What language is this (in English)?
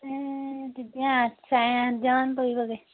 Assamese